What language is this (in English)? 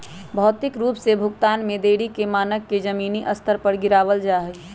Magahi